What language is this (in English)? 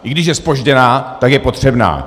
Czech